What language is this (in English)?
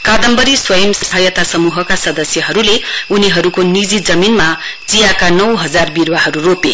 Nepali